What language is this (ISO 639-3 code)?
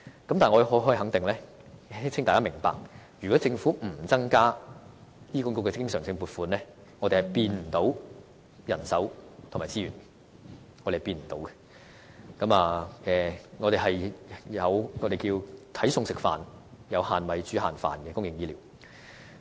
yue